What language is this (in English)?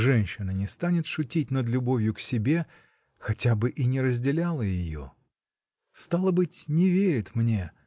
Russian